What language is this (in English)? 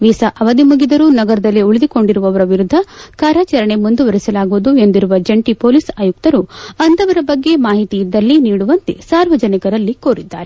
Kannada